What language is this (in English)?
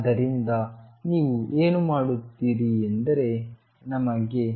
Kannada